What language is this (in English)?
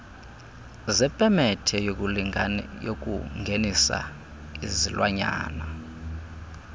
Xhosa